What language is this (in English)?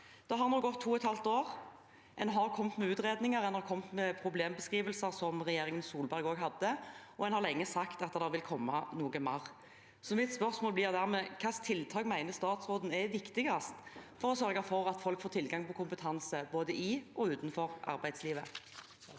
Norwegian